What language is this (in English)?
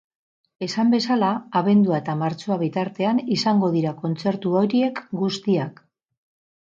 Basque